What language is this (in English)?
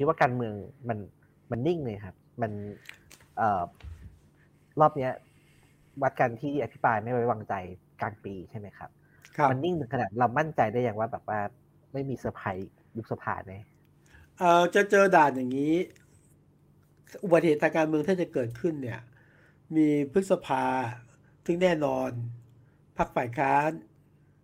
Thai